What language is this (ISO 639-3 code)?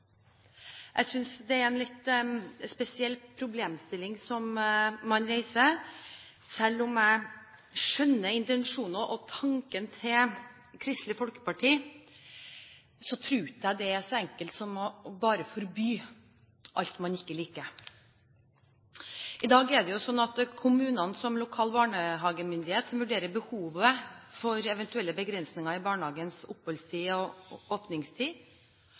nob